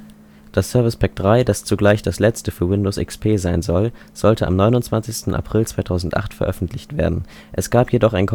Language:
German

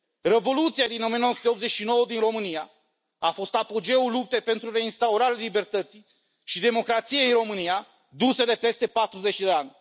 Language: Romanian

